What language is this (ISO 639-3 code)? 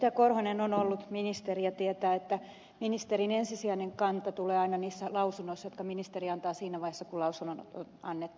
fin